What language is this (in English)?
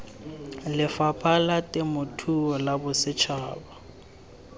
Tswana